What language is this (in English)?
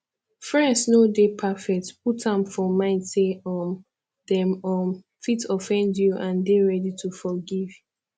Nigerian Pidgin